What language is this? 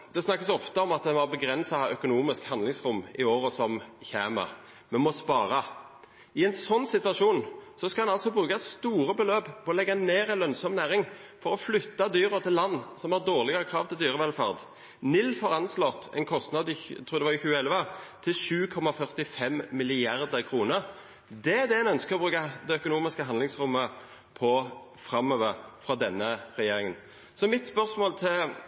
Norwegian Nynorsk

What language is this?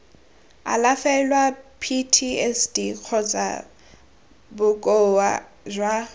Tswana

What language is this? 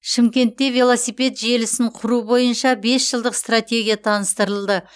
Kazakh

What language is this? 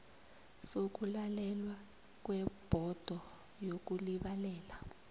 South Ndebele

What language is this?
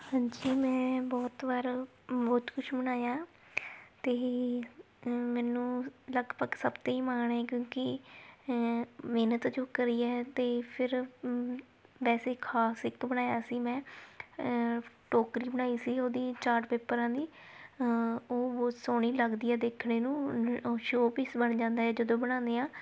Punjabi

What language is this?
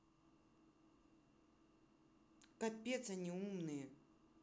Russian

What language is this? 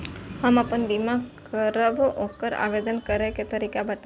Maithili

